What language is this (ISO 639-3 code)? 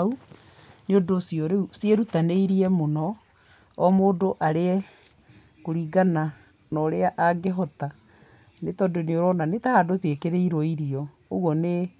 kik